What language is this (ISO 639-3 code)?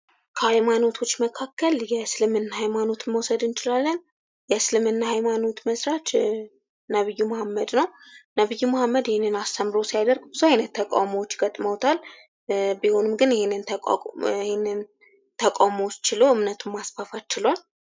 amh